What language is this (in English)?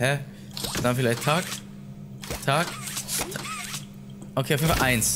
German